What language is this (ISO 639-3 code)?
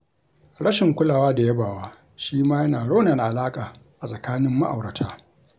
hau